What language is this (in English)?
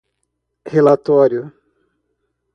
Portuguese